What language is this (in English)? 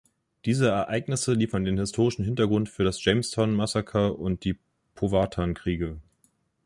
German